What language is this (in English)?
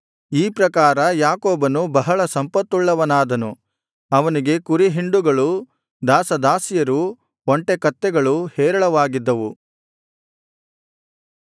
Kannada